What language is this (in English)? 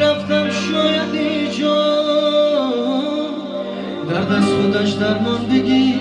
Russian